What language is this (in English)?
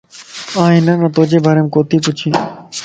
Lasi